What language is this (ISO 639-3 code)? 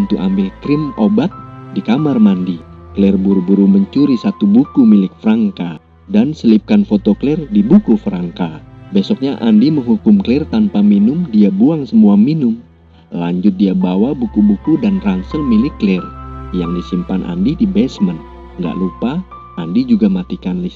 ind